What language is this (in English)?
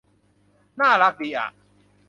Thai